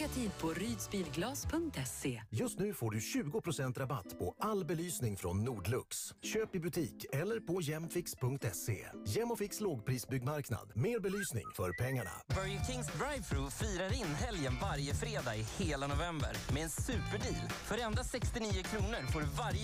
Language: Swedish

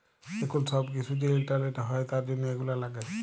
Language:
Bangla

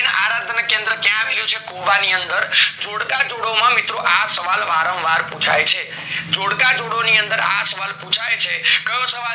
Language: Gujarati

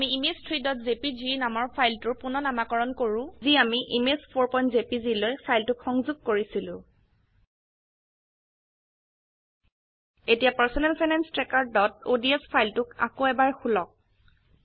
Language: Assamese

